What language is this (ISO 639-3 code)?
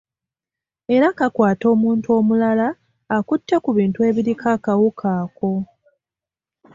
lug